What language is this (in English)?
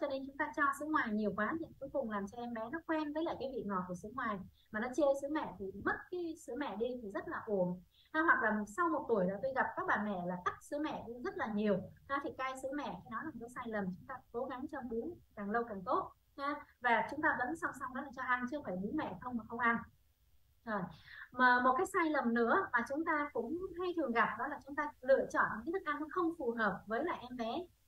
Vietnamese